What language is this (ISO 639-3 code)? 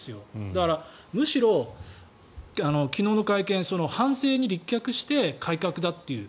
jpn